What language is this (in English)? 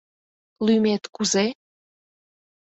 Mari